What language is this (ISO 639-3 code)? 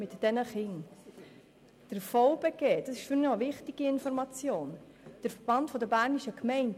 gsw